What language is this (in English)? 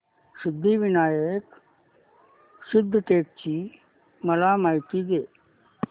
Marathi